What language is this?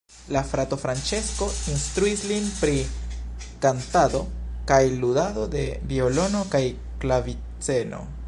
Esperanto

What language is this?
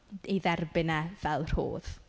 Welsh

